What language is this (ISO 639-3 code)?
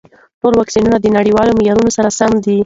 pus